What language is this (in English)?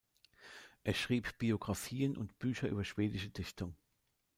German